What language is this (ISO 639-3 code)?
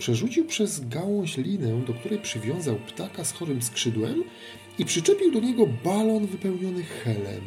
pol